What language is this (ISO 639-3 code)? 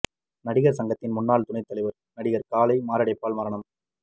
tam